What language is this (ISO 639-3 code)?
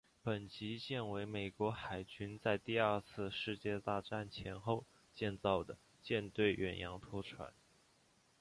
zho